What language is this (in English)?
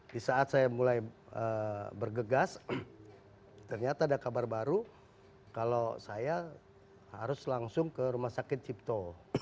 Indonesian